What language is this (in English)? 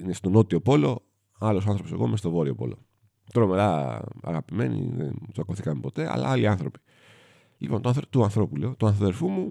Greek